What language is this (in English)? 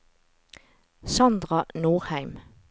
Norwegian